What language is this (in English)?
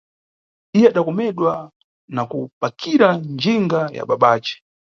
Nyungwe